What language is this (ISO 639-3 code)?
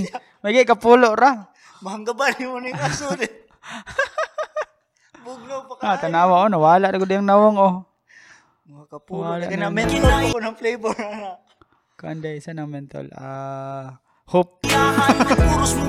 fil